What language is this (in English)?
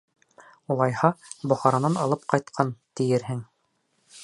Bashkir